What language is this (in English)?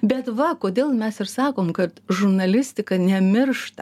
Lithuanian